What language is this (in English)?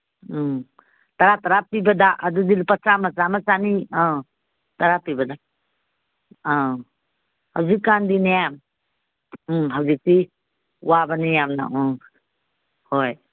Manipuri